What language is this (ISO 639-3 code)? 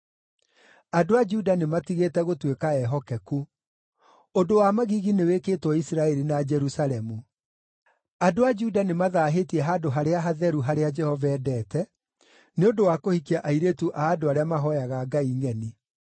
kik